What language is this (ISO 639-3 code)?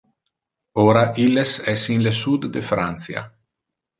ina